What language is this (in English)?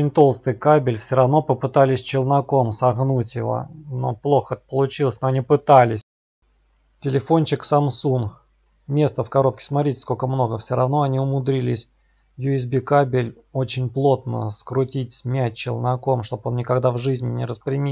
Russian